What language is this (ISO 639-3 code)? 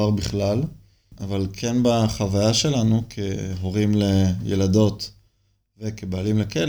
heb